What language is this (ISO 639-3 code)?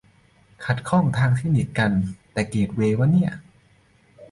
tha